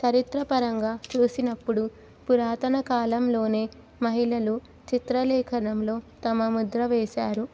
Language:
Telugu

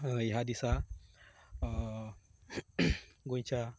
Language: Konkani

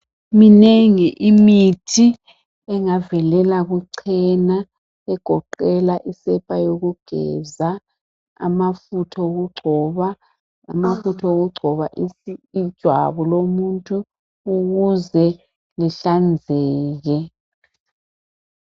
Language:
North Ndebele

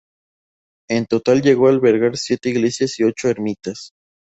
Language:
Spanish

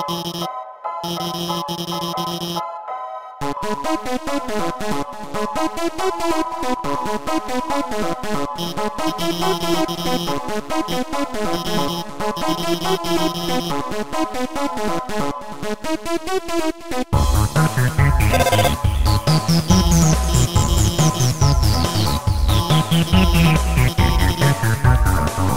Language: English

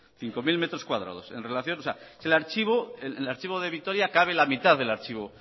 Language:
Spanish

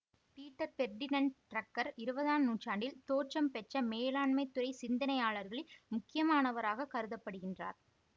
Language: Tamil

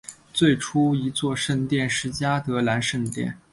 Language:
Chinese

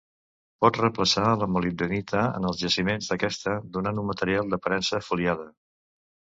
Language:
Catalan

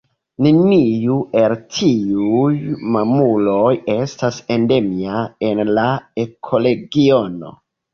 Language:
Esperanto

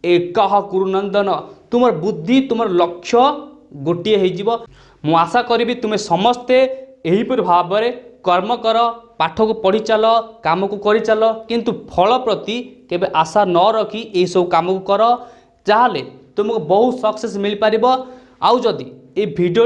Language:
Odia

